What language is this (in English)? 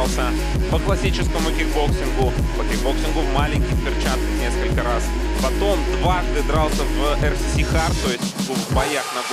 Russian